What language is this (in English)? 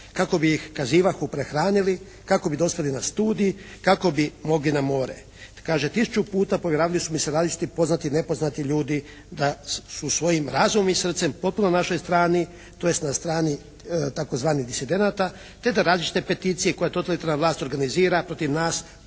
Croatian